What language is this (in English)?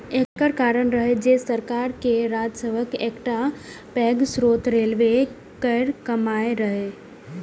Maithili